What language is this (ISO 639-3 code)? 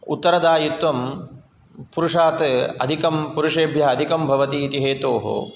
san